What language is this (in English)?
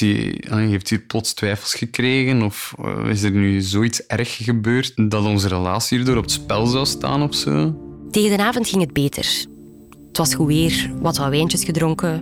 Dutch